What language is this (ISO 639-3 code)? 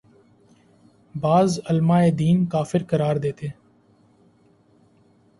urd